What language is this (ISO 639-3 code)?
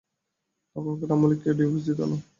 ben